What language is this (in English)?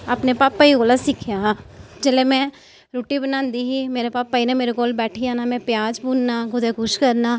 Dogri